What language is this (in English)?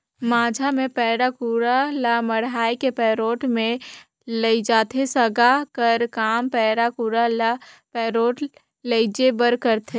Chhattisgarhi